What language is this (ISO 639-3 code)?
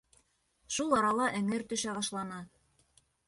bak